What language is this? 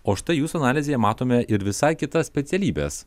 Lithuanian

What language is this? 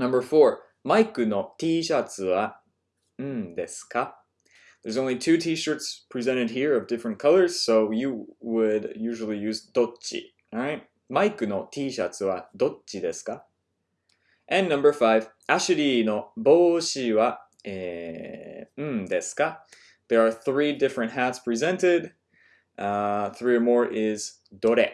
English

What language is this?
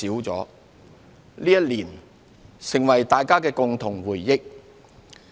Cantonese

